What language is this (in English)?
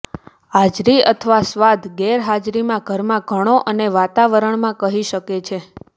Gujarati